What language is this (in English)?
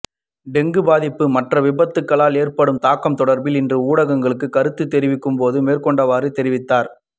Tamil